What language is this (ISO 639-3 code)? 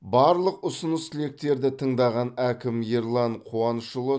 kaz